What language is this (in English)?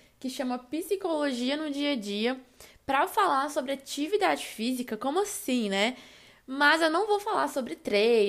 Portuguese